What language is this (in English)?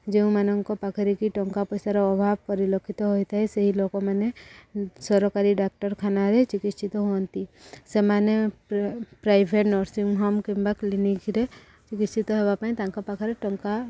Odia